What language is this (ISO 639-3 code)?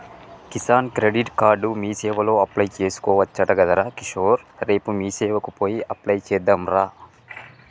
tel